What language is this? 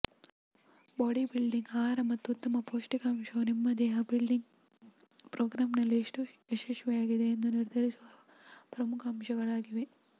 Kannada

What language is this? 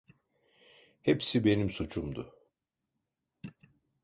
Turkish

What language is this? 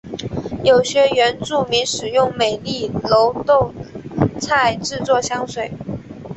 Chinese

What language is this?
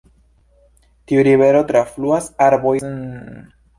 Esperanto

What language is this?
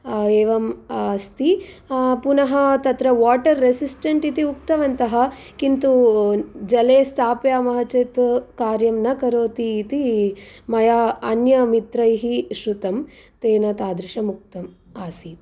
Sanskrit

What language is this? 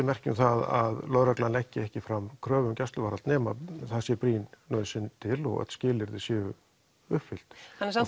Icelandic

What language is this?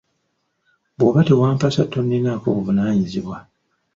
Ganda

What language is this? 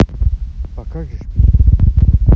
Russian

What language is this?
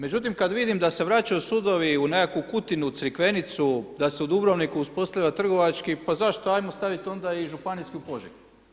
Croatian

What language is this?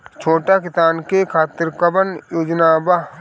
Bhojpuri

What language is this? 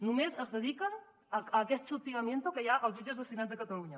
Catalan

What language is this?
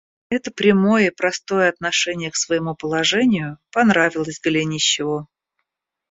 Russian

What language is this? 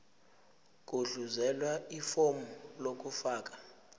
Zulu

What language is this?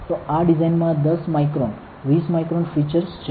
Gujarati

